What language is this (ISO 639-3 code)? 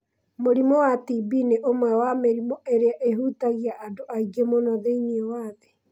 kik